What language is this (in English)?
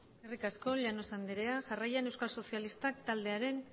Basque